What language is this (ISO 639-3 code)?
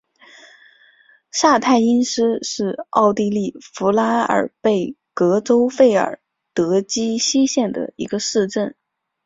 zho